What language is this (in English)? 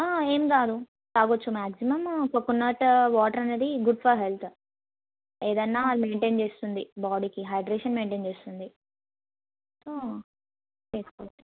Telugu